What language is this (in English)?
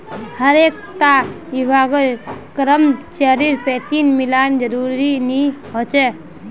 Magahi